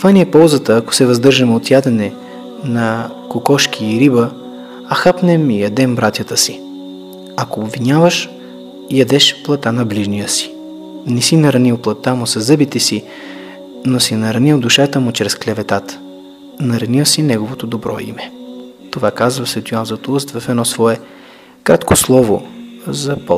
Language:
Bulgarian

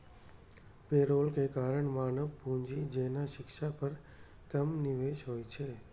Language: Maithili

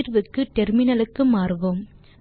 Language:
Tamil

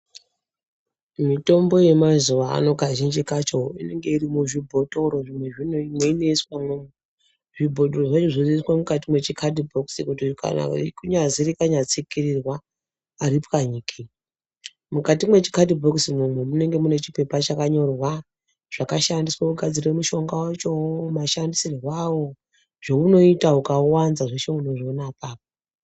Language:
Ndau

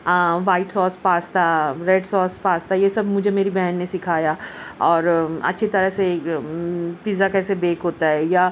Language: Urdu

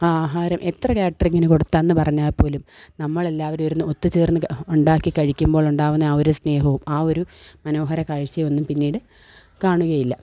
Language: Malayalam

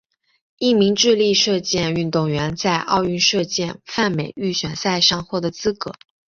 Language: Chinese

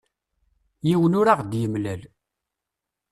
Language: Kabyle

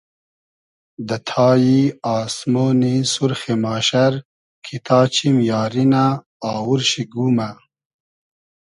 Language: Hazaragi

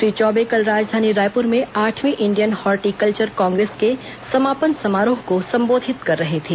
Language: Hindi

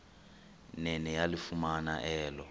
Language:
Xhosa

